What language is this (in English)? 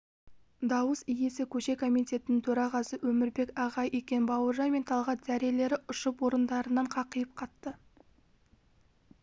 Kazakh